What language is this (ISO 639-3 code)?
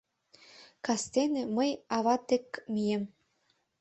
chm